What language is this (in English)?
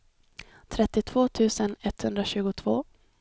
Swedish